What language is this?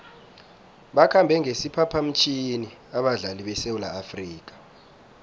South Ndebele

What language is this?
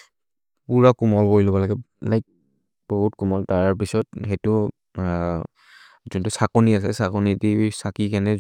Maria (India)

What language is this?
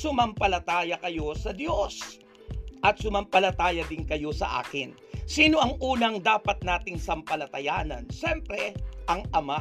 Filipino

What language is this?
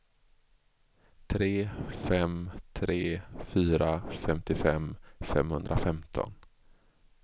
Swedish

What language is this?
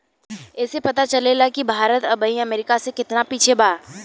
Bhojpuri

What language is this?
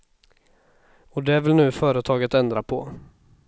Swedish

